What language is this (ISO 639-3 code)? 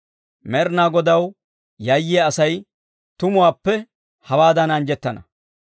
dwr